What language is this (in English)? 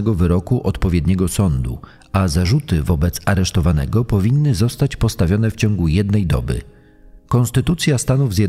Polish